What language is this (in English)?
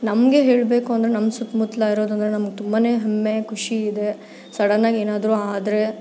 Kannada